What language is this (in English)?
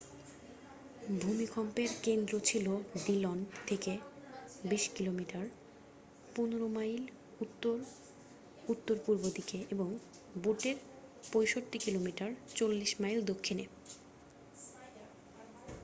Bangla